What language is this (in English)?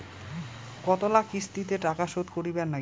Bangla